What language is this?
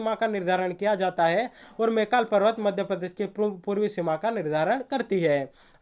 Hindi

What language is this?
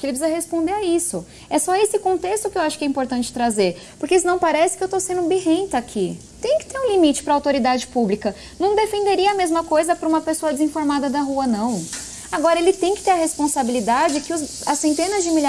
Portuguese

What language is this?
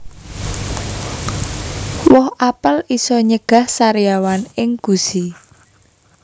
Javanese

